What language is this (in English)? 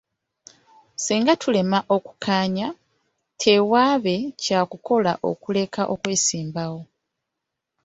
Ganda